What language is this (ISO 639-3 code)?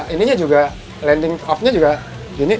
ind